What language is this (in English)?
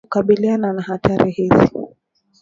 Swahili